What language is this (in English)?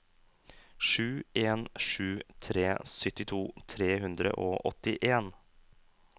Norwegian